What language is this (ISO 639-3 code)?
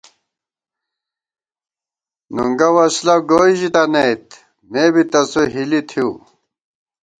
gwt